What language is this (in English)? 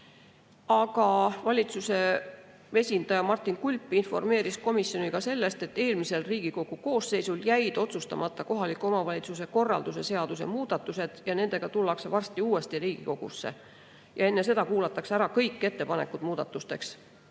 Estonian